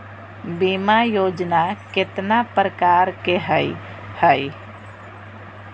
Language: Magahi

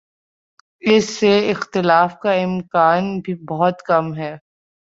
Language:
Urdu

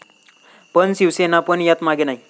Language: Marathi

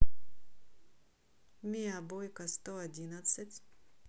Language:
Russian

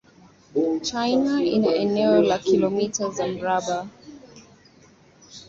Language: Swahili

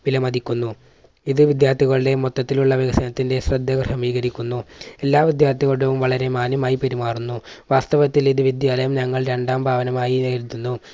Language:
Malayalam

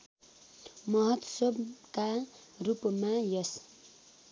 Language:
Nepali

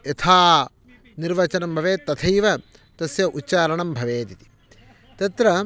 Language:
Sanskrit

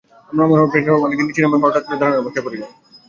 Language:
Bangla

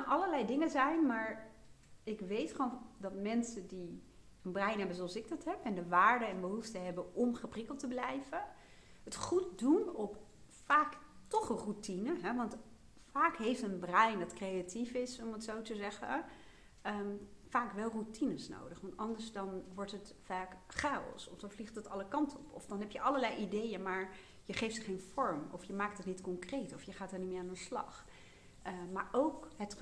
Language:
Dutch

